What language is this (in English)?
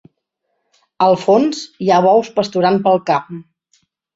Catalan